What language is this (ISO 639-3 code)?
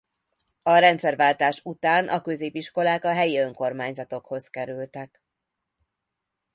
hun